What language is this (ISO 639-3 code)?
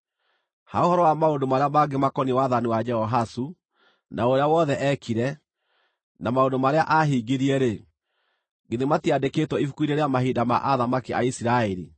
kik